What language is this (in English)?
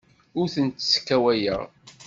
Kabyle